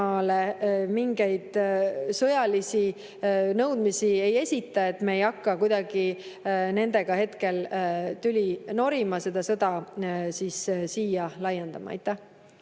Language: Estonian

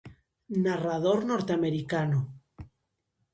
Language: Galician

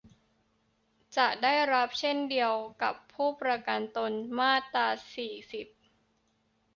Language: Thai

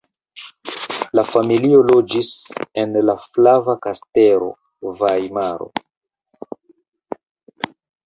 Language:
Esperanto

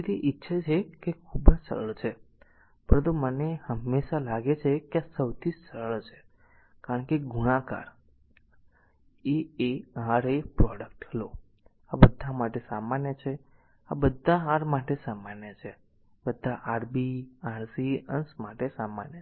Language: Gujarati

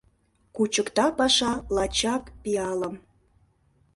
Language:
Mari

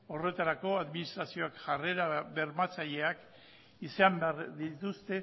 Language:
Basque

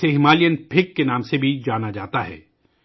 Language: Urdu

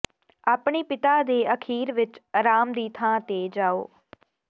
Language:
Punjabi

